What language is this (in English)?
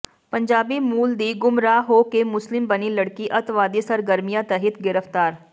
Punjabi